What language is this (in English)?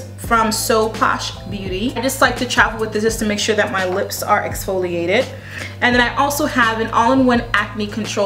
English